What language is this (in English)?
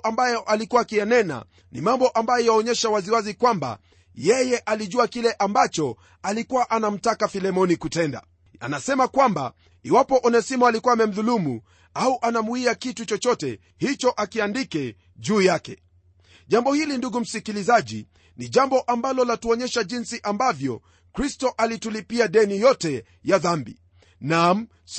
Swahili